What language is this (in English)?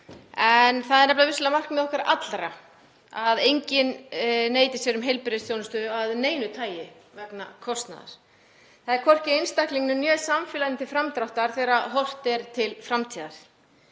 Icelandic